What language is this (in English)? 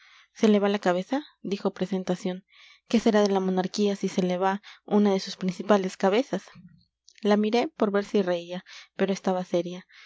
Spanish